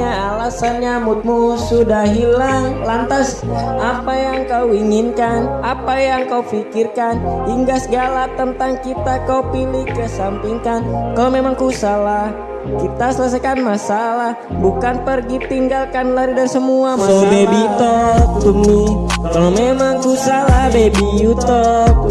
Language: Indonesian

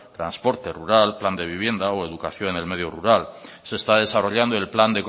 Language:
Spanish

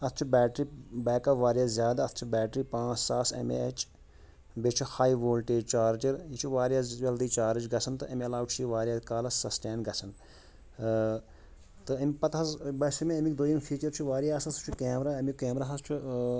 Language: Kashmiri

